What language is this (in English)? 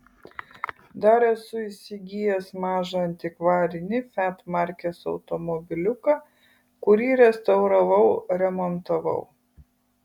Lithuanian